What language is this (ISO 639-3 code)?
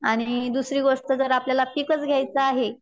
mar